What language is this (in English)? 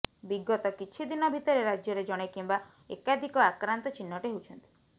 Odia